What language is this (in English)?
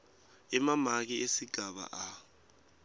Swati